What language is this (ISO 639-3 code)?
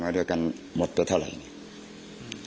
tha